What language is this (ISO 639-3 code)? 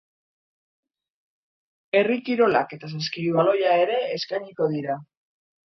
eus